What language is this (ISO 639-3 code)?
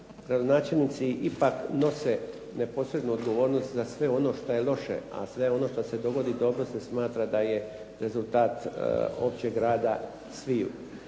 hrv